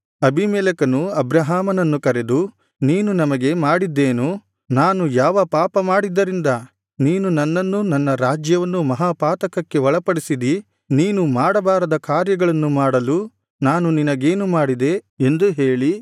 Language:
Kannada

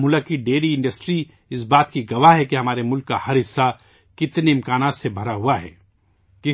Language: Urdu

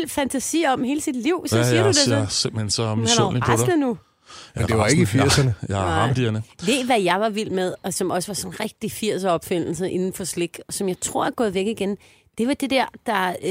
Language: Danish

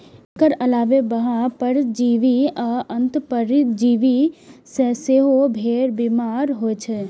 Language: Maithili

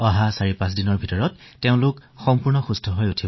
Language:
Assamese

